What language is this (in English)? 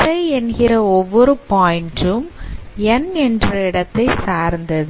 Tamil